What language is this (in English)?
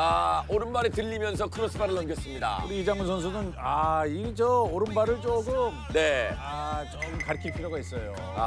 Korean